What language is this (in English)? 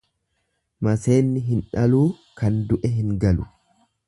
Oromo